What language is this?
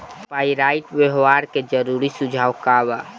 Bhojpuri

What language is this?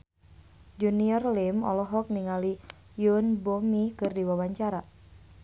Sundanese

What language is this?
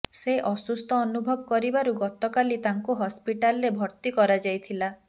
Odia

